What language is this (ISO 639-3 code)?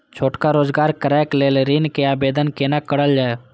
mai